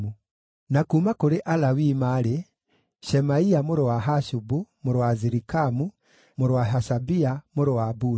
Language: Kikuyu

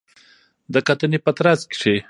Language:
Pashto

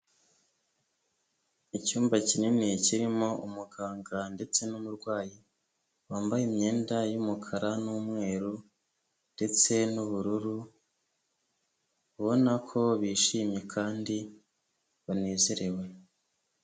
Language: Kinyarwanda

